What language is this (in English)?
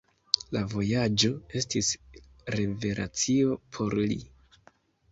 Esperanto